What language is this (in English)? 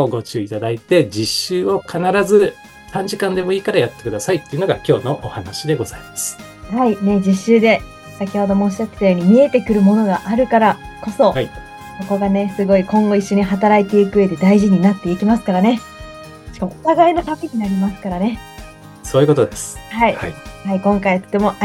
Japanese